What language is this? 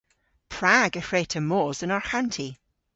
Cornish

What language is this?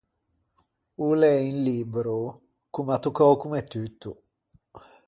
Ligurian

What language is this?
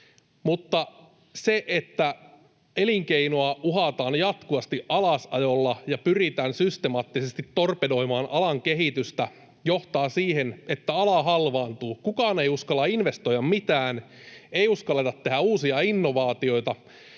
Finnish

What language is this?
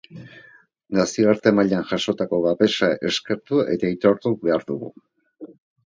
Basque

